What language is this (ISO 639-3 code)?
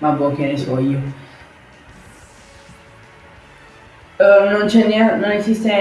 ita